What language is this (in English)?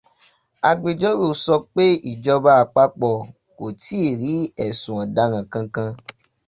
Yoruba